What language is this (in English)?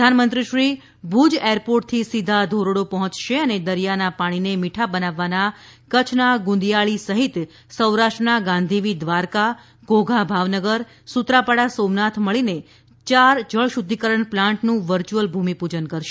Gujarati